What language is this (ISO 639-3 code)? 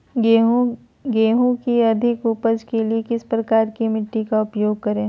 mag